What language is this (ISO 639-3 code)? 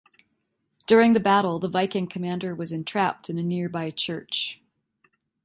eng